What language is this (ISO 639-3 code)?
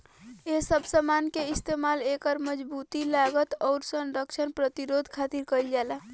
bho